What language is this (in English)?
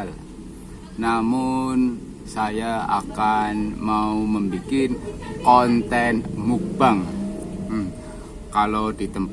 Indonesian